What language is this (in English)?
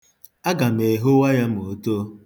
Igbo